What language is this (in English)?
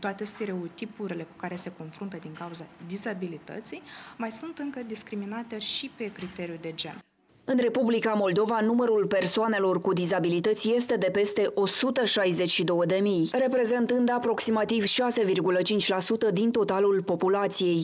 Romanian